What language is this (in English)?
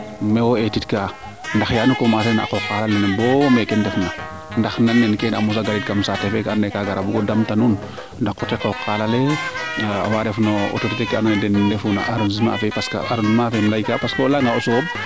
Serer